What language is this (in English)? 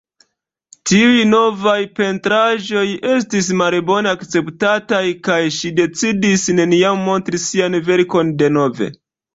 Esperanto